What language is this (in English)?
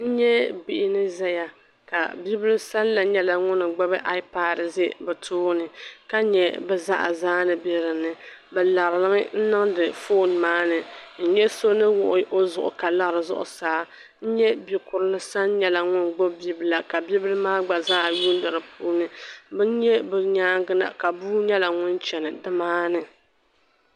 Dagbani